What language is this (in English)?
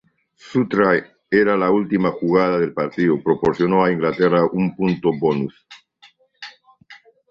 Spanish